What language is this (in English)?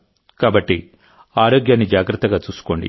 Telugu